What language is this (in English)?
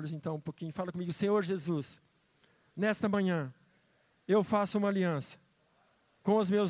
Portuguese